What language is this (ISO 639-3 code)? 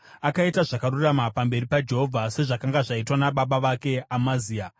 sna